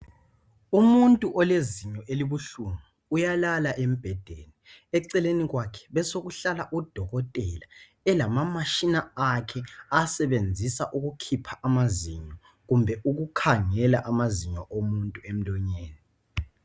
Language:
North Ndebele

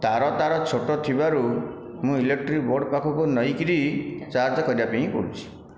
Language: Odia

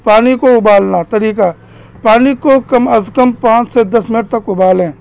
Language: Urdu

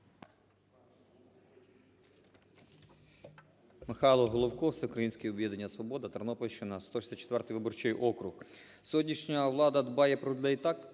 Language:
Ukrainian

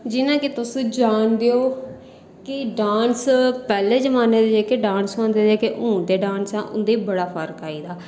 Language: Dogri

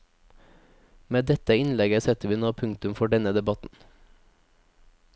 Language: Norwegian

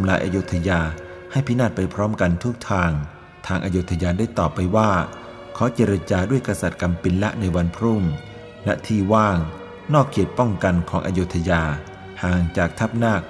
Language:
Thai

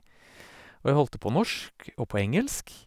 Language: Norwegian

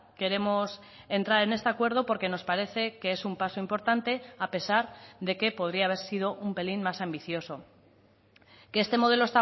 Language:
Spanish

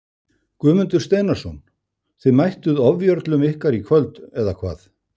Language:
Icelandic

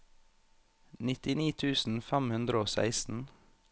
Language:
Norwegian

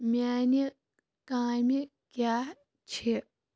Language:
Kashmiri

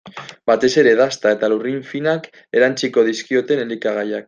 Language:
Basque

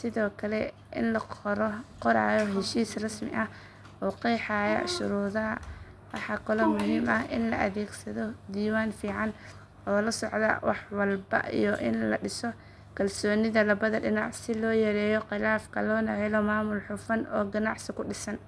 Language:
Somali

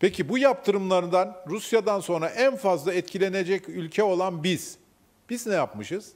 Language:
Turkish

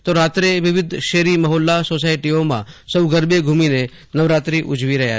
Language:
Gujarati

